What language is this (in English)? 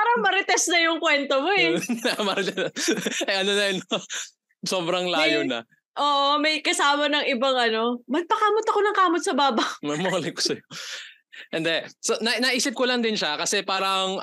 Filipino